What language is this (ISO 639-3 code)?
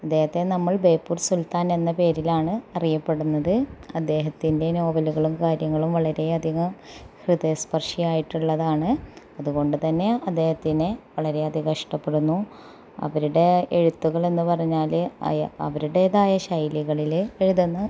mal